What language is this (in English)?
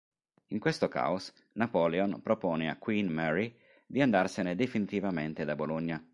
Italian